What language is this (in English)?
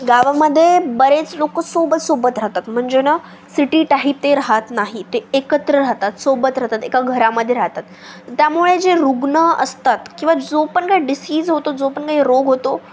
Marathi